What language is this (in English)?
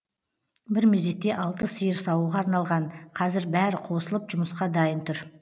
Kazakh